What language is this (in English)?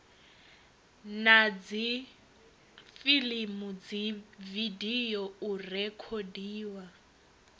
Venda